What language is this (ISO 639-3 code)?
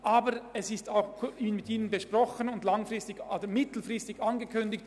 gsw